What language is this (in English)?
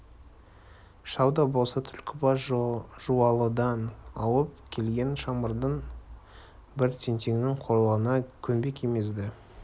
Kazakh